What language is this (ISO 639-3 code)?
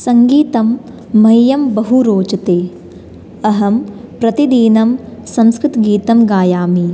san